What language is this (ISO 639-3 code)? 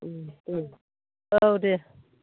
brx